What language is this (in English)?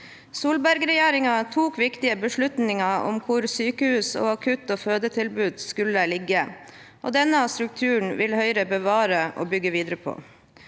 Norwegian